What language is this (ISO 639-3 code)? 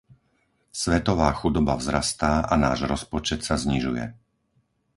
slk